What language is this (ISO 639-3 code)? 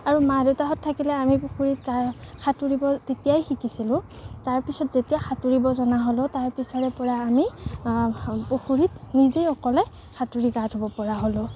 asm